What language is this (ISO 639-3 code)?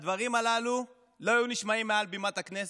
heb